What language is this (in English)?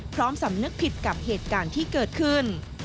Thai